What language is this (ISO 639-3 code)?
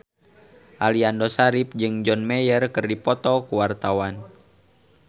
sun